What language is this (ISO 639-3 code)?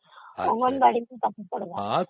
ori